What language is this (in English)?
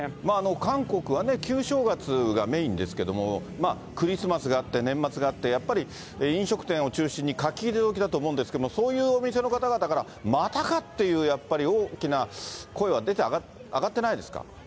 Japanese